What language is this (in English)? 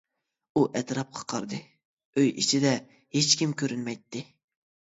Uyghur